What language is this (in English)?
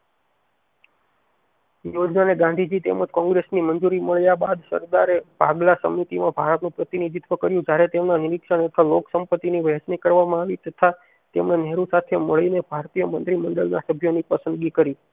Gujarati